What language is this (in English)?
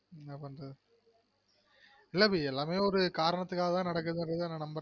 Tamil